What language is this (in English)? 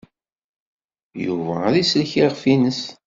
Kabyle